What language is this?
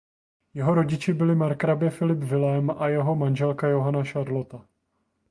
Czech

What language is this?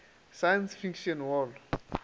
Northern Sotho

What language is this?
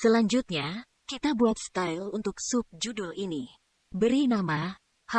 Indonesian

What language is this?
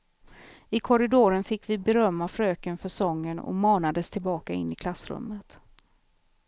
Swedish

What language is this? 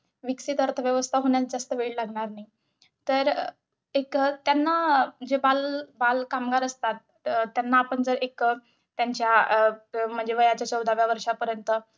Marathi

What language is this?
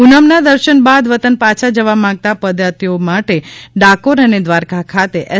Gujarati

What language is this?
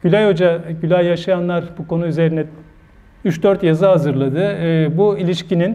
Turkish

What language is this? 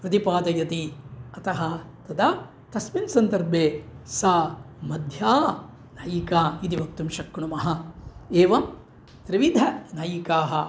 Sanskrit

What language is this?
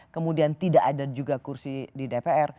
Indonesian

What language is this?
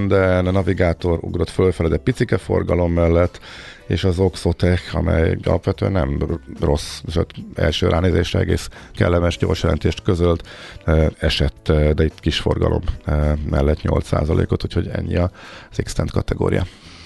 Hungarian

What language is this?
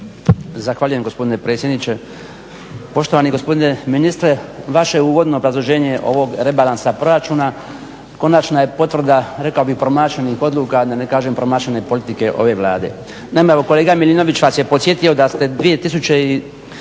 Croatian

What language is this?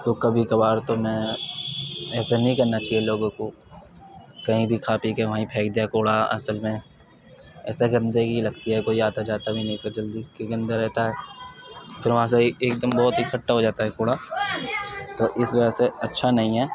Urdu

